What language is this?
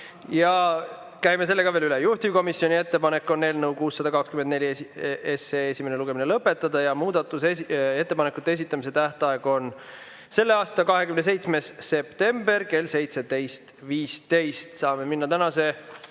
Estonian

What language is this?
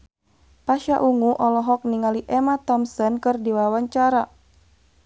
Sundanese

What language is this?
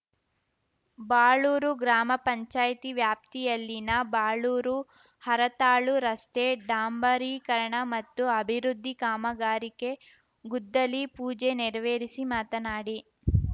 Kannada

